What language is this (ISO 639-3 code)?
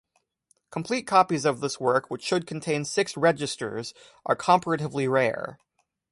eng